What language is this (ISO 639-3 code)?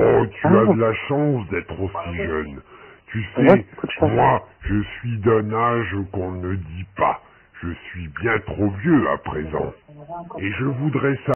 fra